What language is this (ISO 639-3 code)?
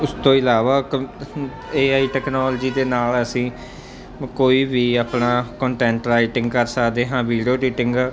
pan